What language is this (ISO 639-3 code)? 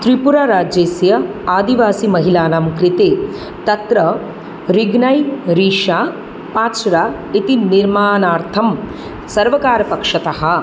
san